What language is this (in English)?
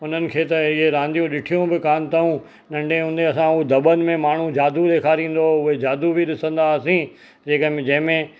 Sindhi